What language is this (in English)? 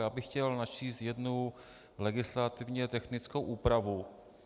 Czech